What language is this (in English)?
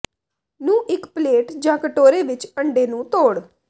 Punjabi